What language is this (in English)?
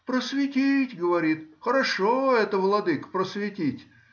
Russian